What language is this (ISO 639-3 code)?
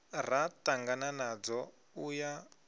ven